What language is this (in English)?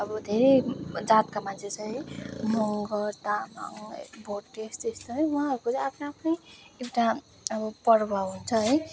Nepali